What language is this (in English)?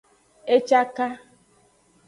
Aja (Benin)